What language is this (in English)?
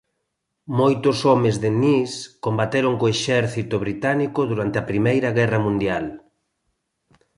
Galician